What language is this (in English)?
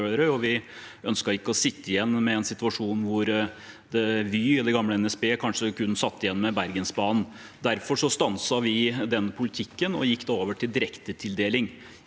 Norwegian